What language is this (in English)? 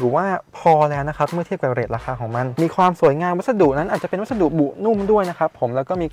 Thai